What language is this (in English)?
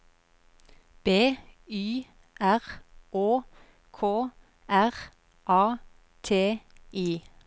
Norwegian